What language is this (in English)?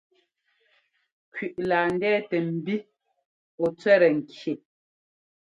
Ngomba